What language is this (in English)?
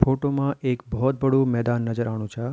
Garhwali